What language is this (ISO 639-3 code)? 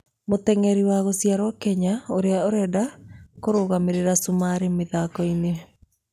kik